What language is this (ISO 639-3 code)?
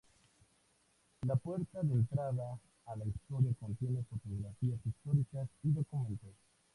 spa